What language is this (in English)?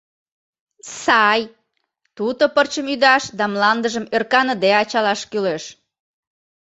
Mari